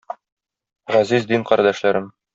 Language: Tatar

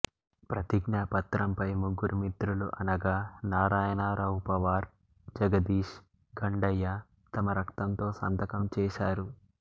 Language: Telugu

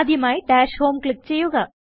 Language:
Malayalam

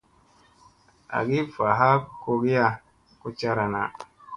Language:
Musey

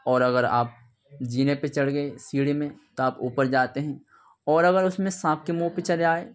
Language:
Urdu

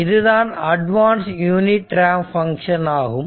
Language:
Tamil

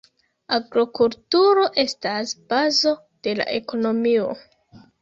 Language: Esperanto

